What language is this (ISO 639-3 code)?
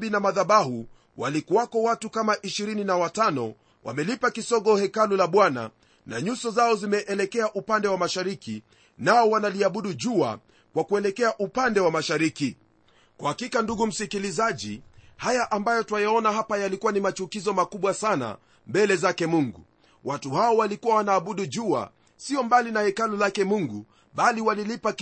swa